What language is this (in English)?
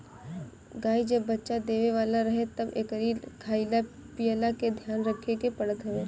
Bhojpuri